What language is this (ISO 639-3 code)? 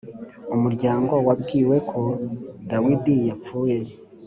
kin